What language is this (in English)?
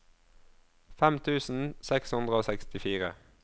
Norwegian